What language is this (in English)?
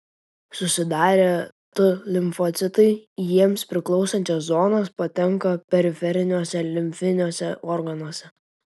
Lithuanian